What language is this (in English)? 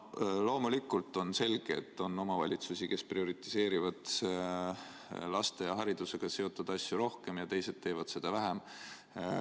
Estonian